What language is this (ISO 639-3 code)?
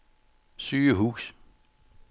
dan